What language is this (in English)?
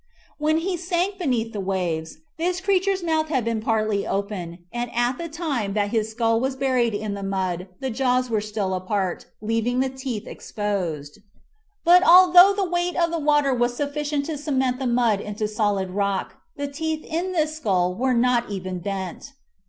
English